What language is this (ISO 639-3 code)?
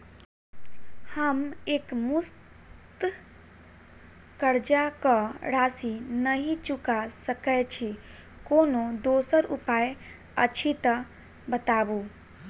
mai